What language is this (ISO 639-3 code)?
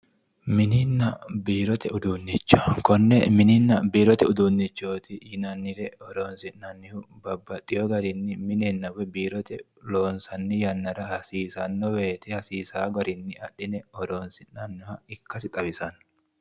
sid